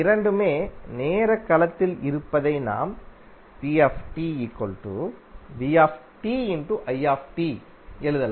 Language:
Tamil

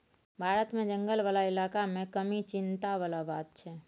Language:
Maithili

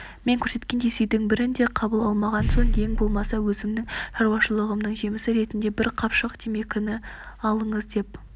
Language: Kazakh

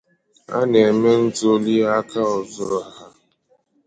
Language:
Igbo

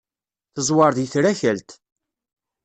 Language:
Kabyle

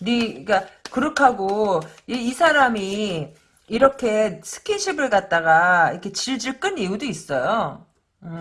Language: Korean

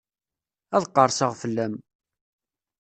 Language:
Kabyle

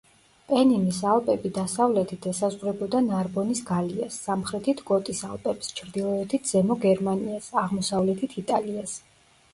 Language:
Georgian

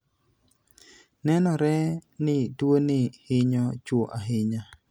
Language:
Luo (Kenya and Tanzania)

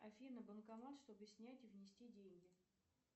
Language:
Russian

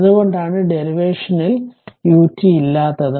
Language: Malayalam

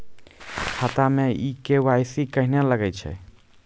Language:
Maithili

